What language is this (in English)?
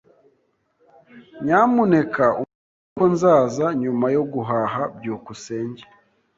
Kinyarwanda